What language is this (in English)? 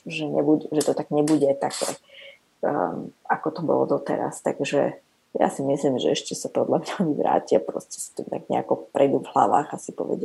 Slovak